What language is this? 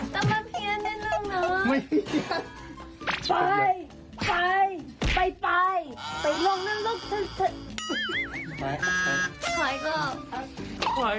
Thai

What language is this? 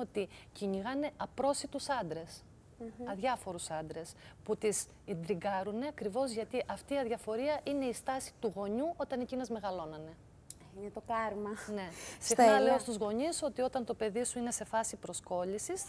Greek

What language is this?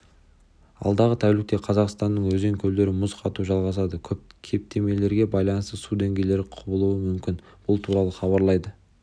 Kazakh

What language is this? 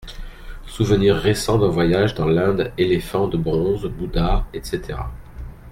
French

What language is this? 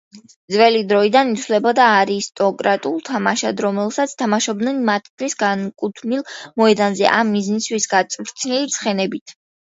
Georgian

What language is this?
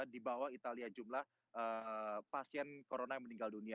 Indonesian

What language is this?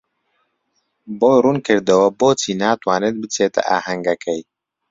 Central Kurdish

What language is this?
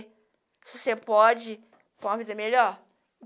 Portuguese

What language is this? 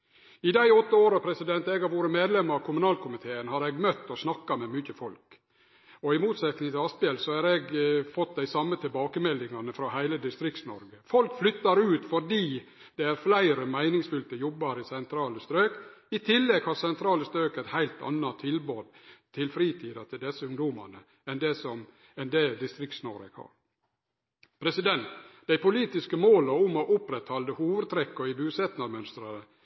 Norwegian Nynorsk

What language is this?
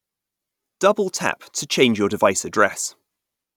English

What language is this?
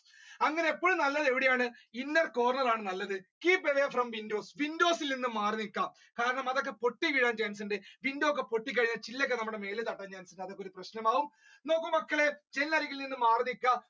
Malayalam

